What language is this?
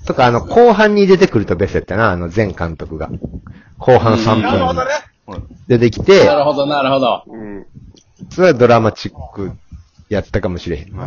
Japanese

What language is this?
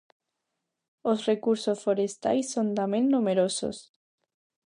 Galician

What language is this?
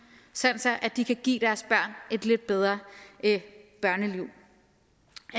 Danish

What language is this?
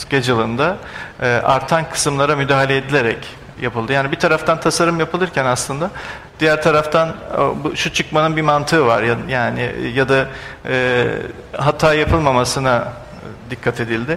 Turkish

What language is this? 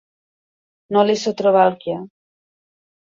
Catalan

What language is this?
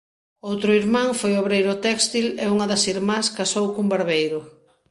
Galician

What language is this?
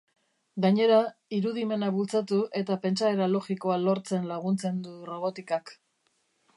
Basque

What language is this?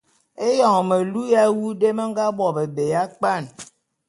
Bulu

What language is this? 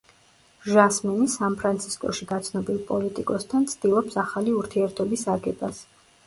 Georgian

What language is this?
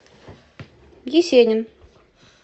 Russian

